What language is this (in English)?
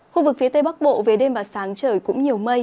Vietnamese